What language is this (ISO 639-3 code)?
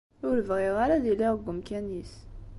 kab